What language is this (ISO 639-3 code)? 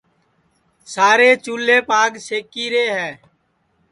ssi